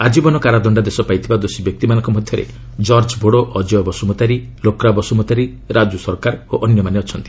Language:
Odia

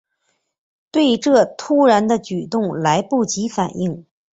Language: Chinese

